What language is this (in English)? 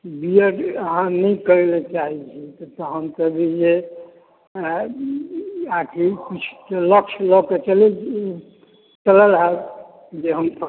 Maithili